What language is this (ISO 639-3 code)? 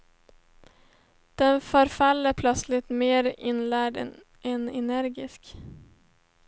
swe